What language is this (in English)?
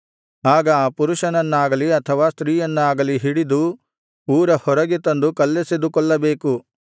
Kannada